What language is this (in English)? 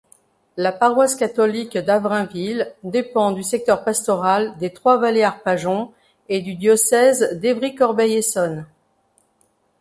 French